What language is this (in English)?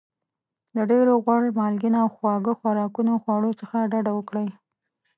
Pashto